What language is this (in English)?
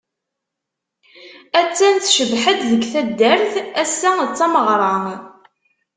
Kabyle